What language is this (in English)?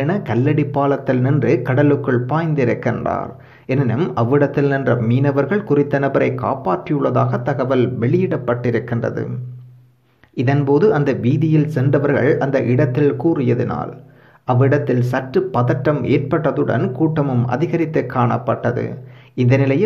Vietnamese